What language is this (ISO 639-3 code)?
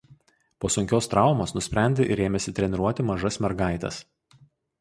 lit